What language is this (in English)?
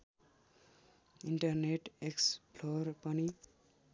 Nepali